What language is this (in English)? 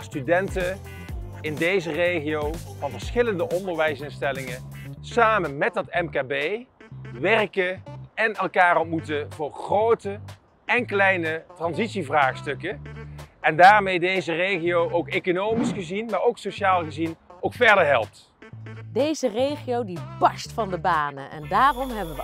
Dutch